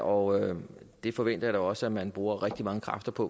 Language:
Danish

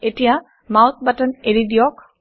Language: Assamese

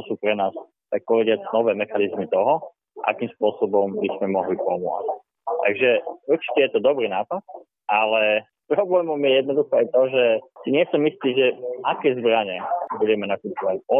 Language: Slovak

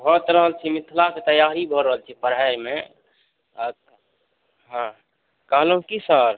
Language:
Maithili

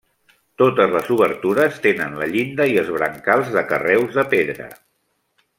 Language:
Catalan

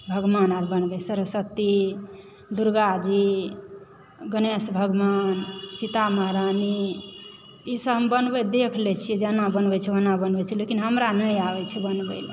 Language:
Maithili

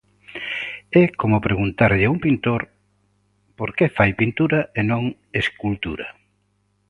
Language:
Galician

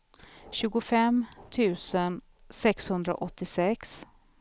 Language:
Swedish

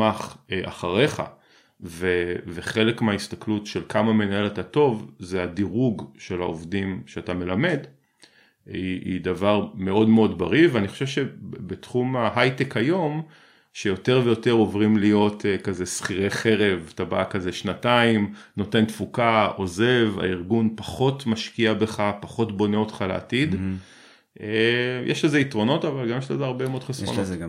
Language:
Hebrew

